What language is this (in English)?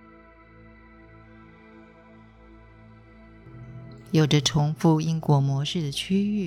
Chinese